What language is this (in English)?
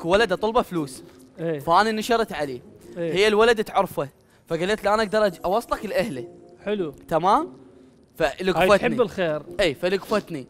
Arabic